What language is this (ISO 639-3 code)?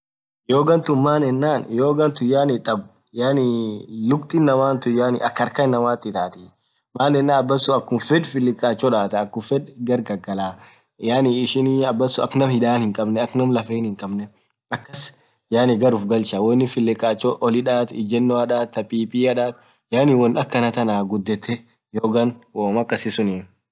orc